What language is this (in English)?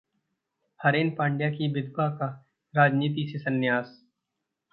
Hindi